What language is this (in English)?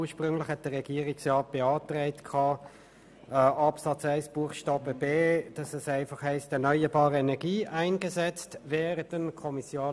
Swiss German